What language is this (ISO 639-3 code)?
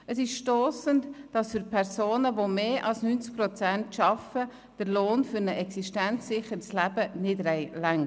gsw